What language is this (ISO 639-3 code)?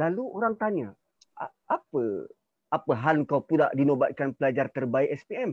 msa